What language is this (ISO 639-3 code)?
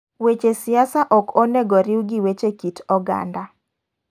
luo